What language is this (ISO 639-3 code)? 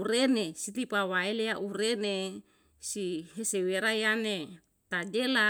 jal